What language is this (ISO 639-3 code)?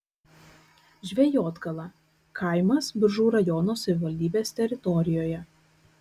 lit